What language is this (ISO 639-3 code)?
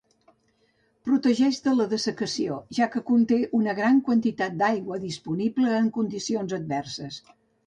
cat